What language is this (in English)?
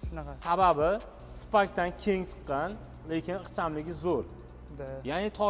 Turkish